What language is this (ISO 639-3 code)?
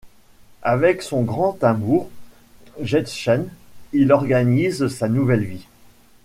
fra